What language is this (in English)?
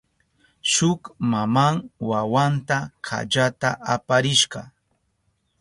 Southern Pastaza Quechua